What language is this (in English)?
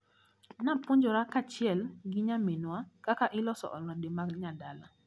Luo (Kenya and Tanzania)